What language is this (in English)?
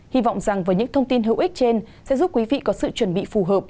Vietnamese